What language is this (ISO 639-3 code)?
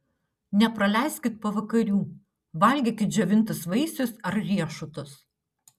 lit